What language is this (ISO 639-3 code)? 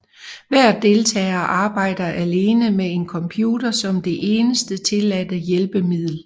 dan